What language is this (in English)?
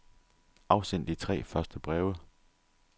Danish